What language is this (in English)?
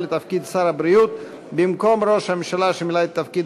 Hebrew